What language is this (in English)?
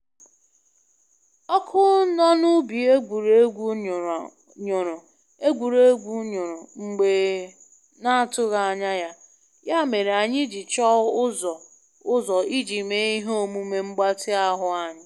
Igbo